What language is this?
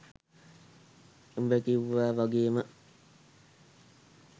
Sinhala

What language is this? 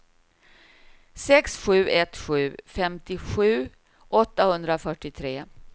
Swedish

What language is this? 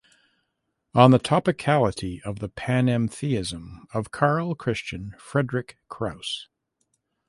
English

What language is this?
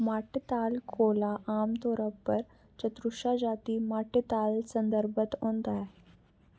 Dogri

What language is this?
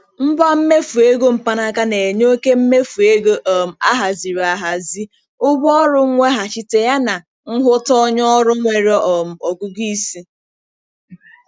Igbo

